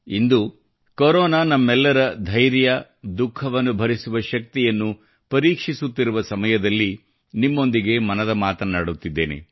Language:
Kannada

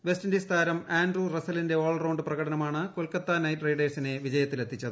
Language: Malayalam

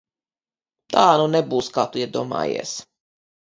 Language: Latvian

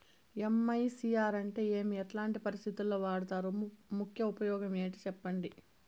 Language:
Telugu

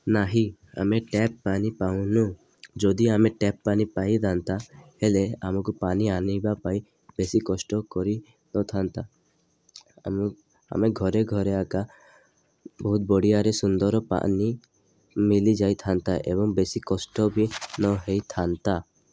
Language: Odia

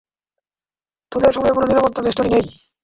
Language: Bangla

